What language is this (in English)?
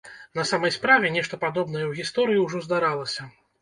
Belarusian